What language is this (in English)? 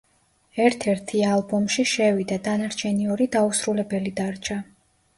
Georgian